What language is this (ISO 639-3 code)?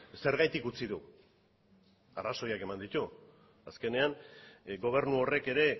eus